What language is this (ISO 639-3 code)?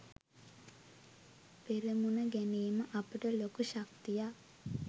sin